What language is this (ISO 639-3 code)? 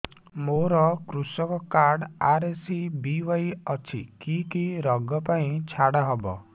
ori